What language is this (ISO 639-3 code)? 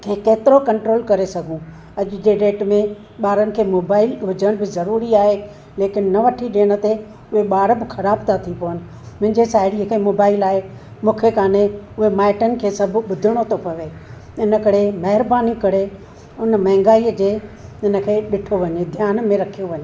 snd